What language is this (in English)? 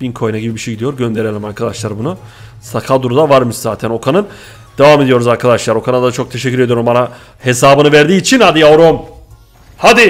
Turkish